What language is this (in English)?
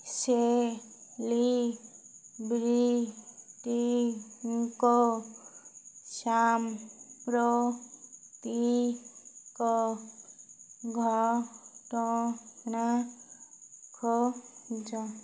Odia